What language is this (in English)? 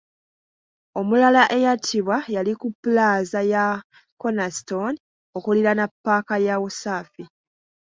Ganda